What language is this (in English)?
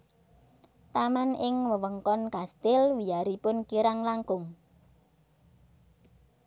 Javanese